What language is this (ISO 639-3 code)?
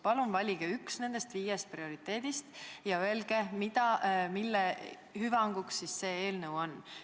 est